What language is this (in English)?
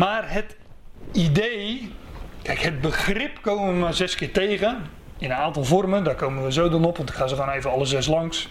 Dutch